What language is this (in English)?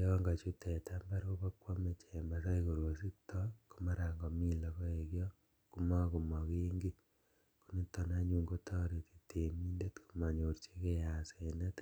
Kalenjin